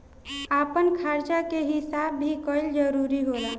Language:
Bhojpuri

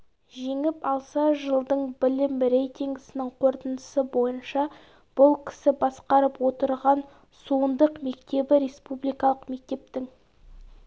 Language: Kazakh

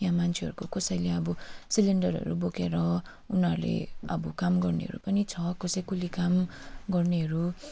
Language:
Nepali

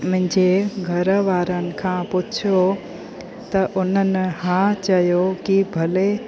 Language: Sindhi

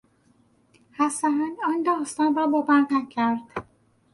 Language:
Persian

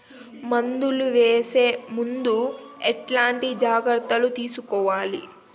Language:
Telugu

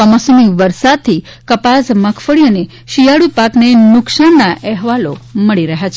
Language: Gujarati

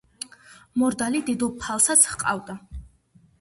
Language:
Georgian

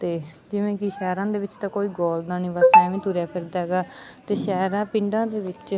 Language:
Punjabi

